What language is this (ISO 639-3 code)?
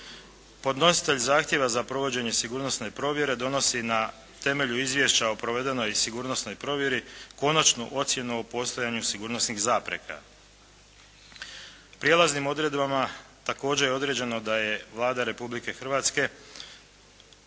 hrv